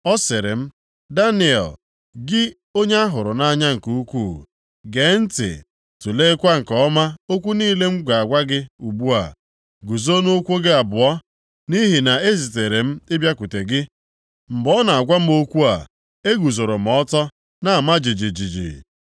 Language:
Igbo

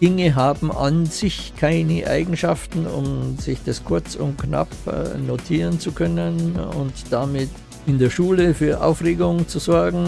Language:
German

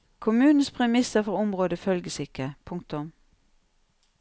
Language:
Norwegian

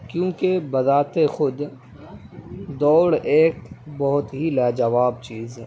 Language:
Urdu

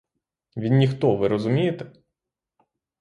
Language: Ukrainian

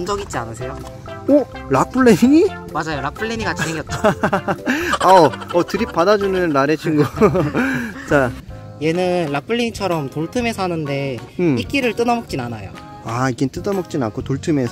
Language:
Korean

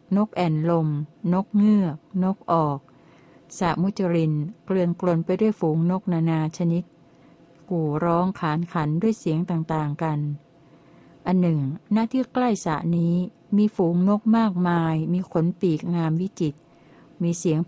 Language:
Thai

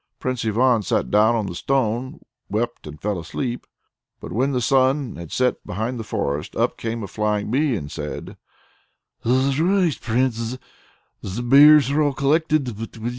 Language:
English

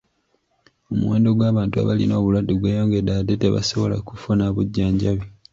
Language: Ganda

